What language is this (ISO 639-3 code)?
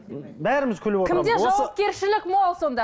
kaz